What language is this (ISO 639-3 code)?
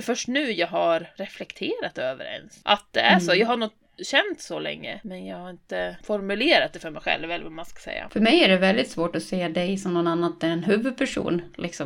swe